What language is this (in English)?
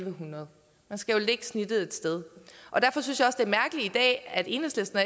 Danish